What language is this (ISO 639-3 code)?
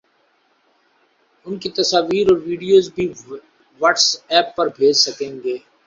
urd